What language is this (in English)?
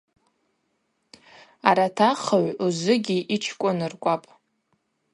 Abaza